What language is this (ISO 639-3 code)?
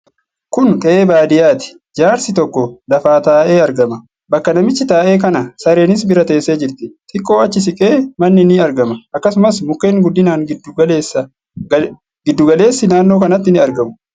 orm